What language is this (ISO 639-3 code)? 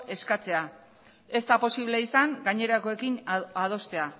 eus